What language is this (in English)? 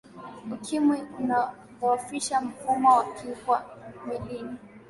Swahili